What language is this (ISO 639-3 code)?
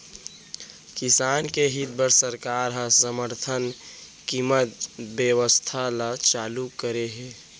hne